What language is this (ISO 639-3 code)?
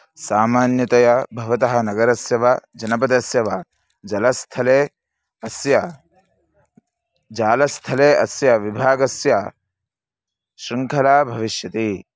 san